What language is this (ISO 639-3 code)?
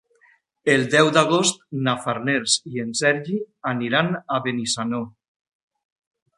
cat